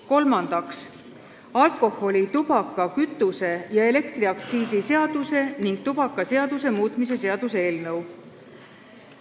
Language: Estonian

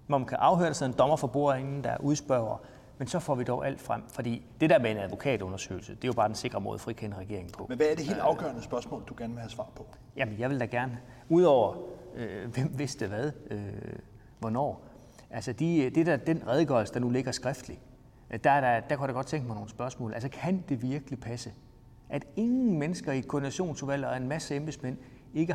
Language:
Danish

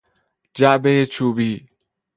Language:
Persian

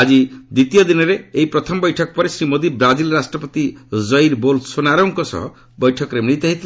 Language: Odia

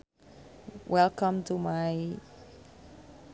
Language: Sundanese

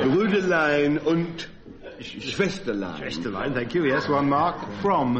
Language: English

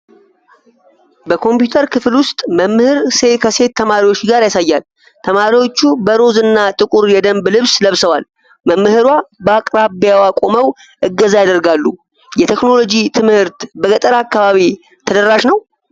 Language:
Amharic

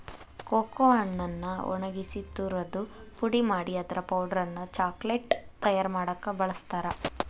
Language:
Kannada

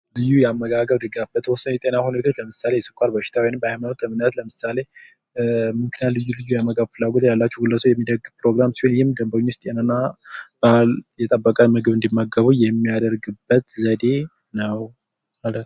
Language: Amharic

